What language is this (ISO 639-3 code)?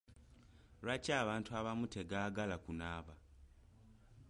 lug